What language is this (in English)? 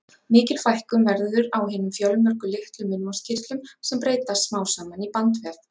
Icelandic